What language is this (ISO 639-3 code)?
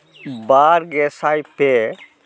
sat